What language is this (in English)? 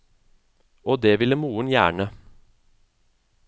Norwegian